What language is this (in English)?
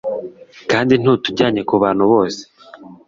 Kinyarwanda